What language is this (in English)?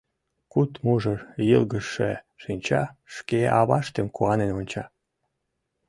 Mari